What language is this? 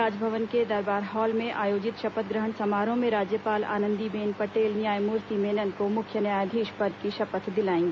Hindi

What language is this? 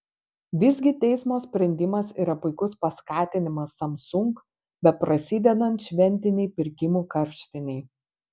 Lithuanian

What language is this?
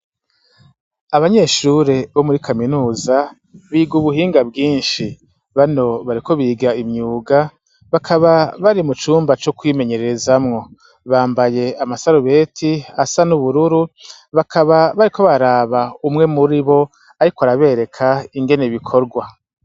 Rundi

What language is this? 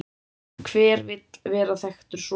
Icelandic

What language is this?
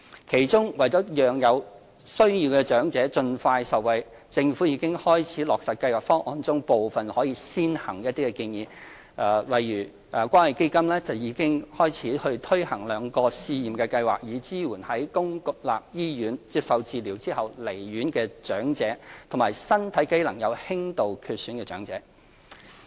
Cantonese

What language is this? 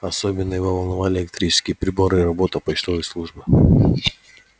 Russian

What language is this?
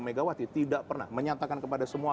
Indonesian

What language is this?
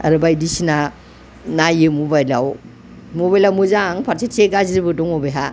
Bodo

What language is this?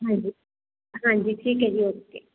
Punjabi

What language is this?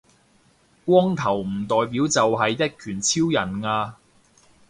Cantonese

